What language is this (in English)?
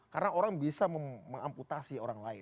Indonesian